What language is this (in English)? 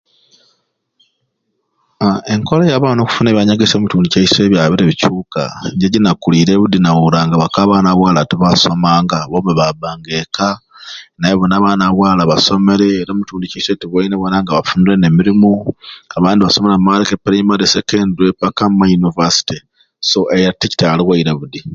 Ruuli